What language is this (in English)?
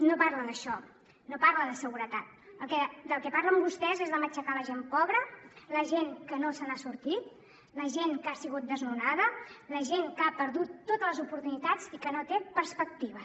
Catalan